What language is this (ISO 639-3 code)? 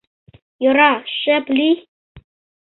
chm